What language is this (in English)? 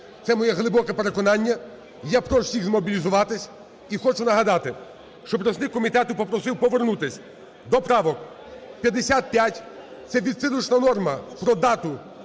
Ukrainian